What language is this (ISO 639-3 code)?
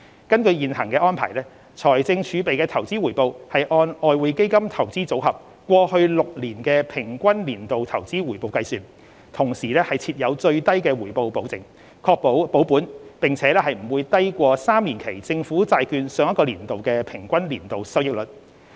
yue